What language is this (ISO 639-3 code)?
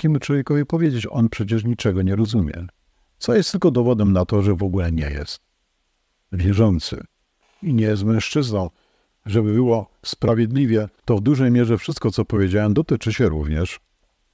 pol